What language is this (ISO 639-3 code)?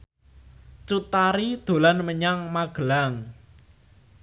jav